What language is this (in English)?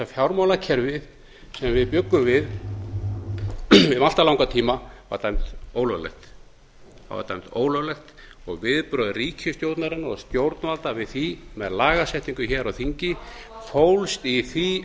Icelandic